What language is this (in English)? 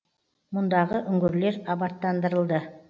Kazakh